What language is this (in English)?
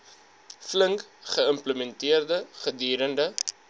Afrikaans